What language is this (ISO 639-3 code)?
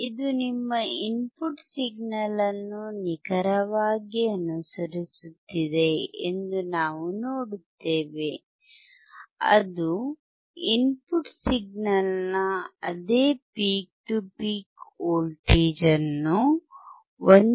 kan